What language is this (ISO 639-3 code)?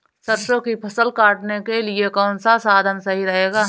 hin